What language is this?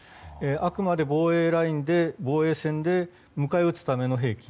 Japanese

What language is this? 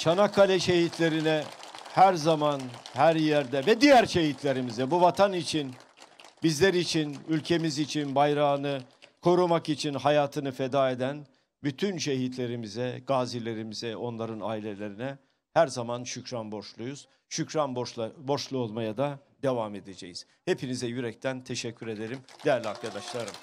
Turkish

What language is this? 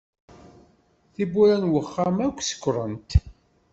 Kabyle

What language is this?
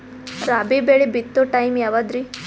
Kannada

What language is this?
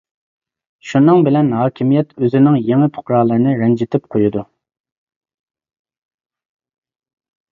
Uyghur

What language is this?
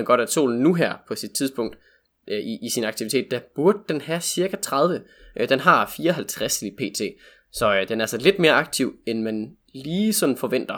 Danish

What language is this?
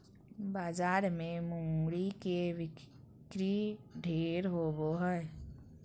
Magahi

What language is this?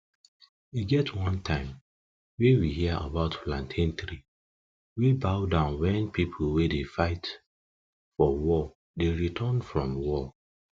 Nigerian Pidgin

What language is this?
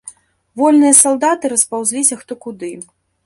Belarusian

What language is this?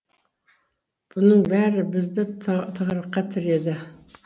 Kazakh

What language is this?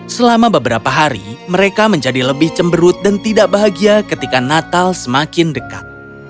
Indonesian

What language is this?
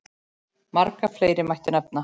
Icelandic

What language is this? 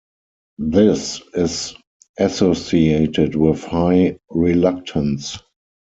English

